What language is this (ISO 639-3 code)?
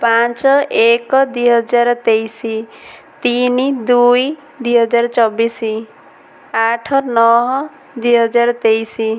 ori